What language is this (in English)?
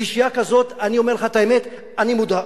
Hebrew